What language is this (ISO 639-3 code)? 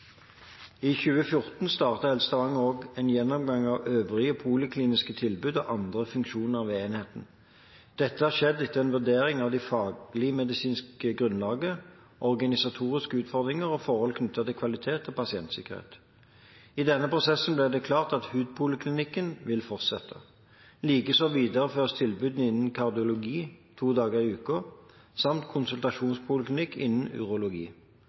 nob